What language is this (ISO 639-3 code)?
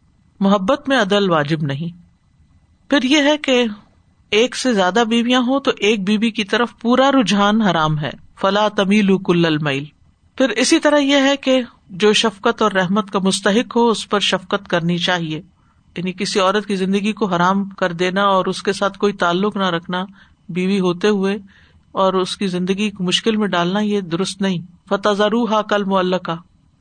urd